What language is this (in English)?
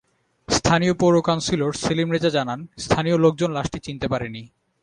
Bangla